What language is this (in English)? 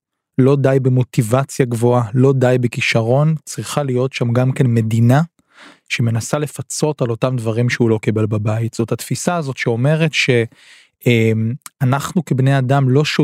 Hebrew